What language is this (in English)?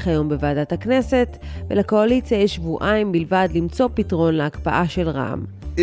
Hebrew